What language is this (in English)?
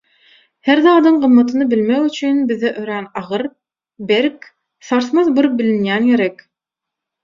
Turkmen